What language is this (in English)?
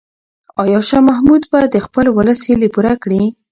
Pashto